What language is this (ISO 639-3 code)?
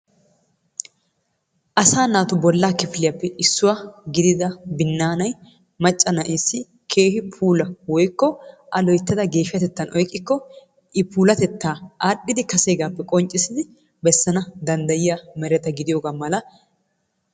wal